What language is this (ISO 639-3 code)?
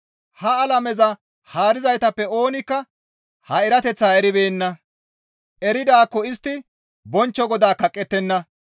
gmv